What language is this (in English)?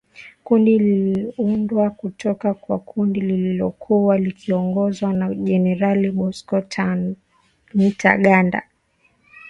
Swahili